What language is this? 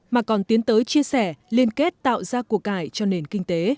Vietnamese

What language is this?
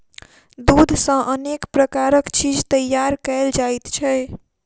Maithili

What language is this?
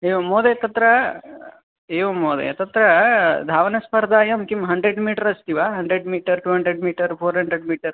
Sanskrit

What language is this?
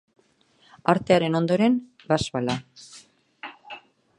Basque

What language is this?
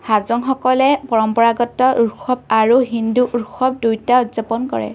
Assamese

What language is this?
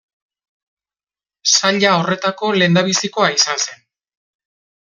Basque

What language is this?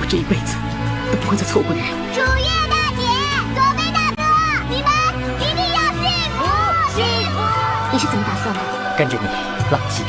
Vietnamese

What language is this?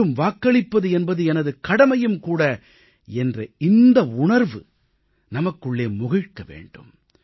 Tamil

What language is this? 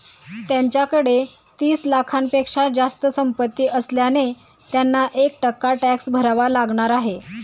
Marathi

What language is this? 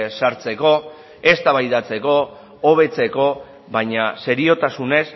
Basque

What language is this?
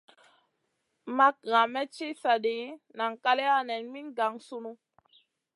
Masana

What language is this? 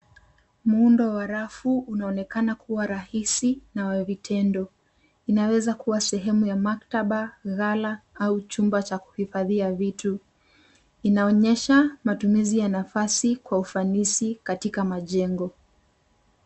Swahili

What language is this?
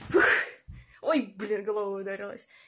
Russian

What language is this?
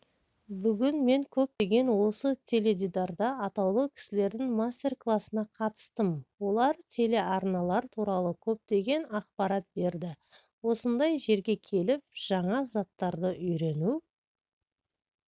Kazakh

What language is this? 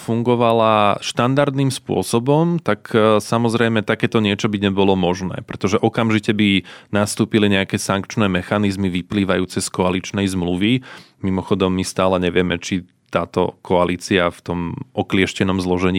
Slovak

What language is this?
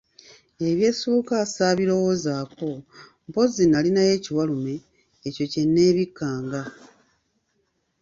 Ganda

